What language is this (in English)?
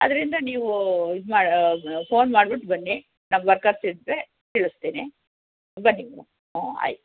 Kannada